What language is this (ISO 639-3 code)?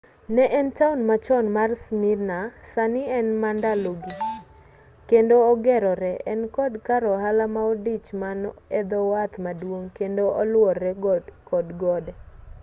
luo